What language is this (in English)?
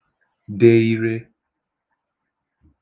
Igbo